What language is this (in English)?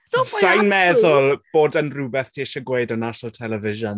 Welsh